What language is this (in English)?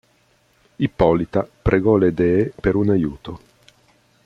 Italian